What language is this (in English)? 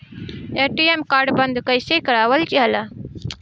Bhojpuri